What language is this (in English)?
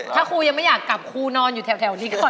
Thai